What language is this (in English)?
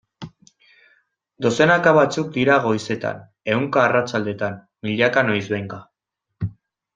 Basque